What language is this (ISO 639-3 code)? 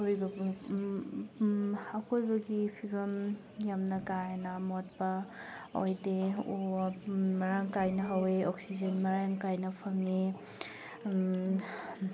mni